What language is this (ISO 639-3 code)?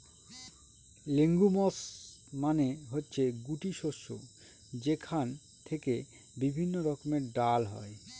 ben